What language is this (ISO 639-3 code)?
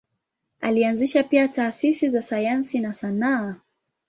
swa